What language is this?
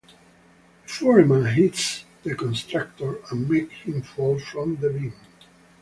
English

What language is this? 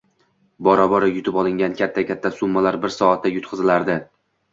Uzbek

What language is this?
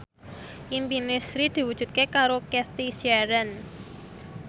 Javanese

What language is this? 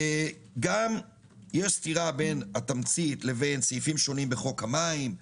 Hebrew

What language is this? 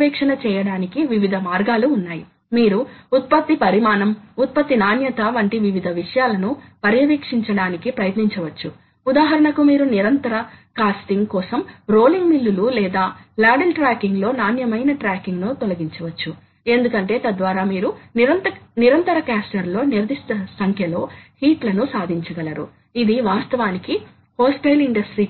Telugu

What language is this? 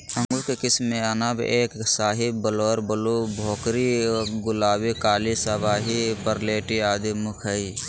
Magahi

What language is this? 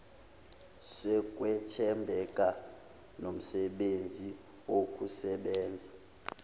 Zulu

